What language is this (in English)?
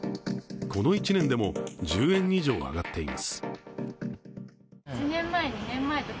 Japanese